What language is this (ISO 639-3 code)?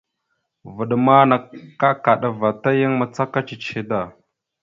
mxu